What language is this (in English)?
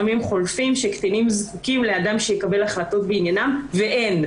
Hebrew